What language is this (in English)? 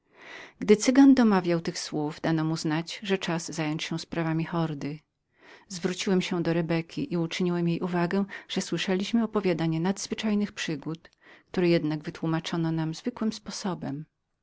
Polish